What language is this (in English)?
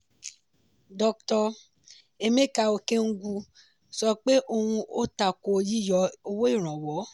Yoruba